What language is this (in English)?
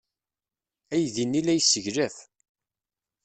Kabyle